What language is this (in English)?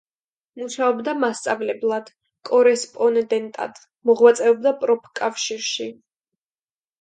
Georgian